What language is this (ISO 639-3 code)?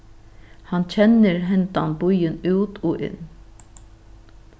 fao